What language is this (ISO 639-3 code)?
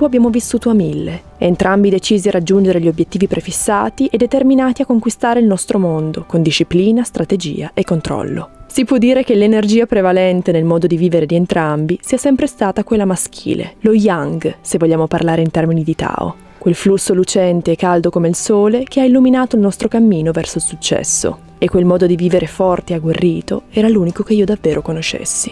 ita